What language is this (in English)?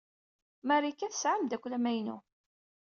Kabyle